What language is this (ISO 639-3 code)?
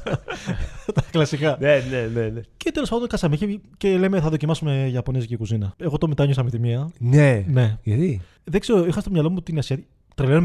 ell